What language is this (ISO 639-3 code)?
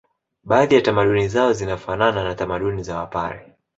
swa